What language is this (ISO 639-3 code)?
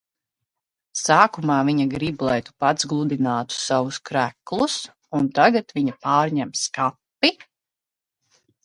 lav